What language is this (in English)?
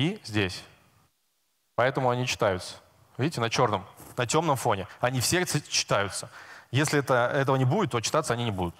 Russian